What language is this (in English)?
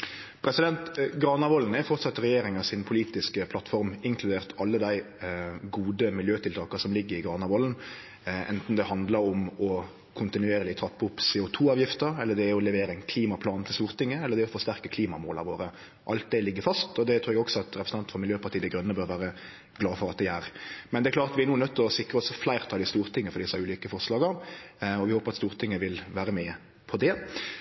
Norwegian Nynorsk